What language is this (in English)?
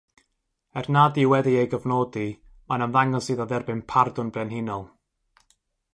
Welsh